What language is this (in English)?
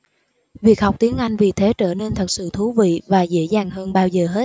Vietnamese